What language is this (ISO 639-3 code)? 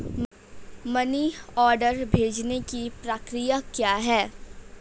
hin